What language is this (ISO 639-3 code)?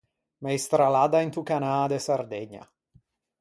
lij